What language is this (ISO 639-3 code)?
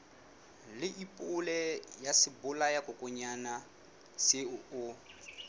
sot